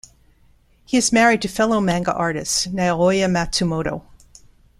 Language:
English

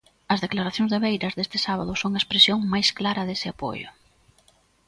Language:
Galician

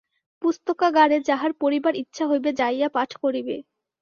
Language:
Bangla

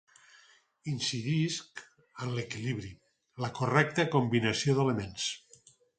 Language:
Catalan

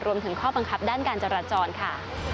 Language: Thai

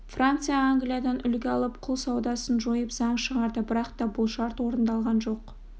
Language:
Kazakh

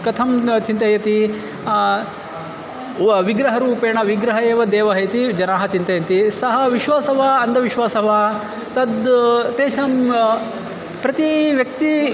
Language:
Sanskrit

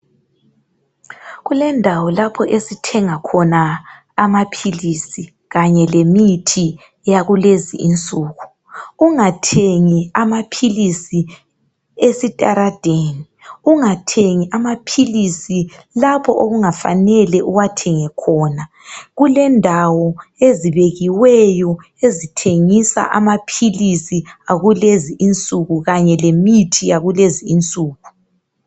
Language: North Ndebele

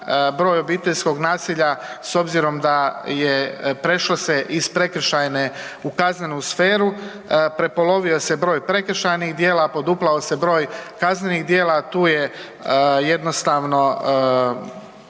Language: Croatian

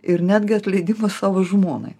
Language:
Lithuanian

